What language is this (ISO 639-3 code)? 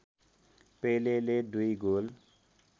nep